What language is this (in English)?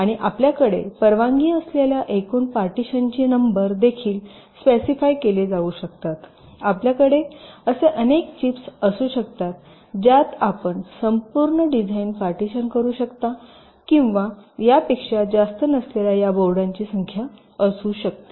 Marathi